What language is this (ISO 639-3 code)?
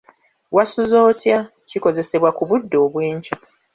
lug